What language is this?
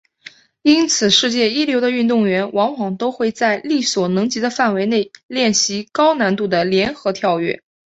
Chinese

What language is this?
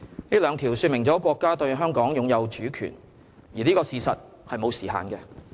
Cantonese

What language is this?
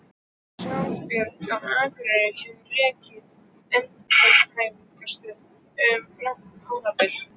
Icelandic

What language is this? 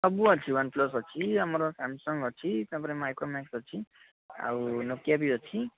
Odia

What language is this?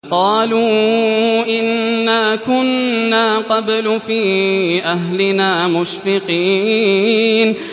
Arabic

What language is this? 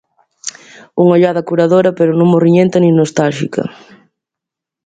Galician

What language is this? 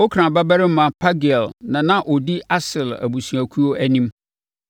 Akan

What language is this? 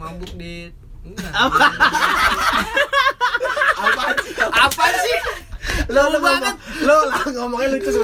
Indonesian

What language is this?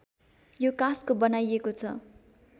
Nepali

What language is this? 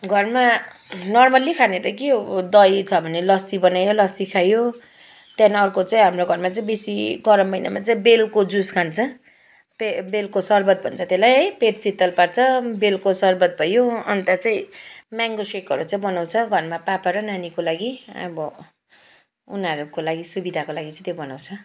Nepali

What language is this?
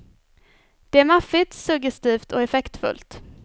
Swedish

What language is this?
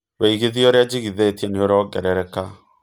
Kikuyu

